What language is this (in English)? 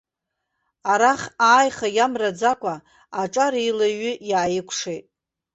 Abkhazian